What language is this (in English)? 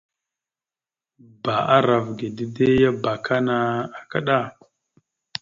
Mada (Cameroon)